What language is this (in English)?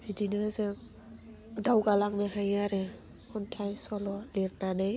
Bodo